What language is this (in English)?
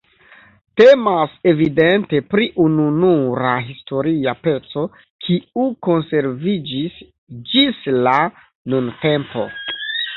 Esperanto